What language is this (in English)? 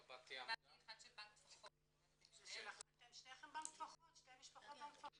Hebrew